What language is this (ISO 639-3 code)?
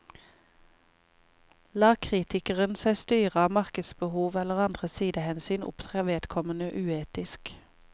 nor